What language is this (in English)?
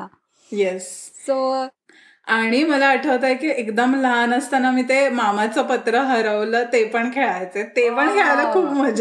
Marathi